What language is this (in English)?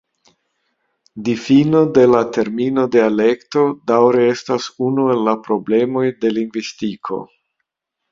Esperanto